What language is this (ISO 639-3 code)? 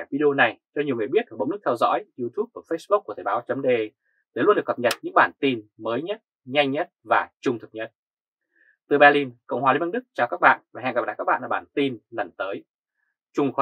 vie